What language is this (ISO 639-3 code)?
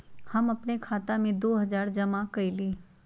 mag